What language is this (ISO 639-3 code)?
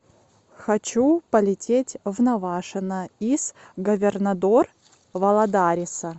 rus